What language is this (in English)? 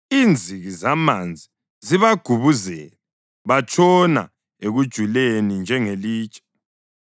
North Ndebele